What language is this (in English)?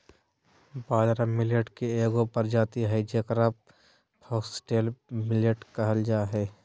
Magahi